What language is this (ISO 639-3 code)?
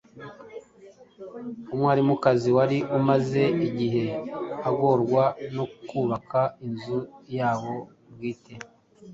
kin